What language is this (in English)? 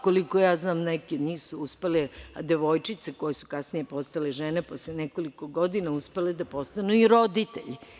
Serbian